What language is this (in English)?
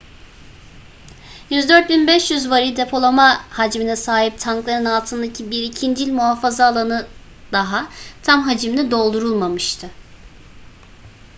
Turkish